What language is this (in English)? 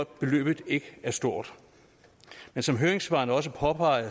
Danish